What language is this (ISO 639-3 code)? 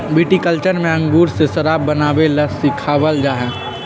mag